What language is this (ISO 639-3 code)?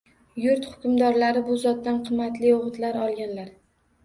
uzb